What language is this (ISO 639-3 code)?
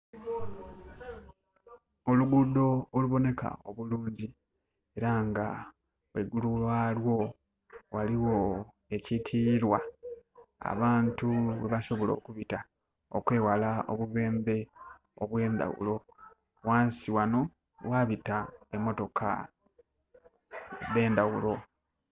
xog